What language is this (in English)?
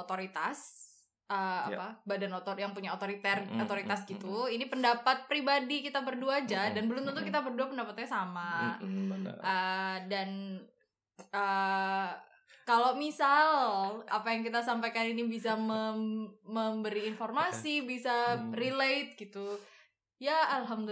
Indonesian